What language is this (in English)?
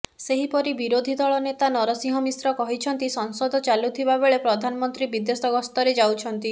Odia